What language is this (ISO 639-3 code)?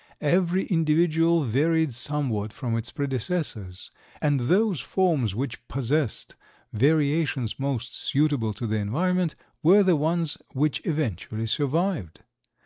eng